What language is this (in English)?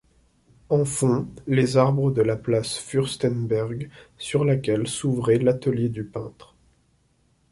French